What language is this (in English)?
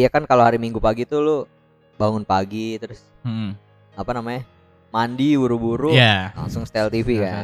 Indonesian